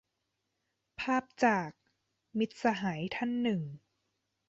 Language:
Thai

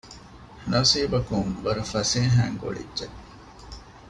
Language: Divehi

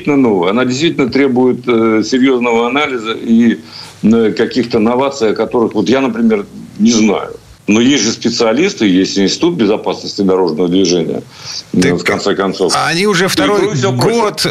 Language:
Russian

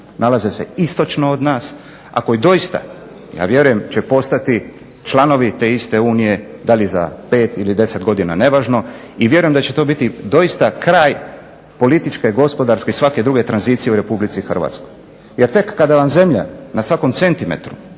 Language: Croatian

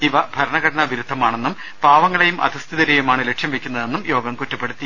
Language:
Malayalam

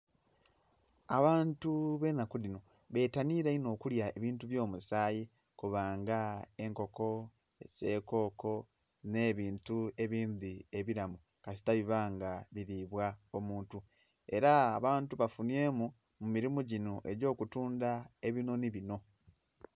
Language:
Soga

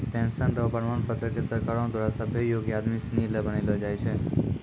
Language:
Maithili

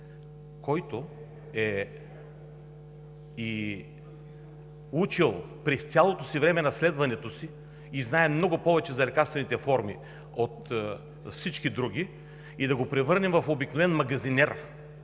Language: Bulgarian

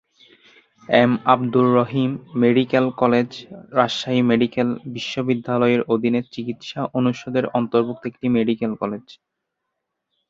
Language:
Bangla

